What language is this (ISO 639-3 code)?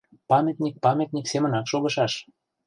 chm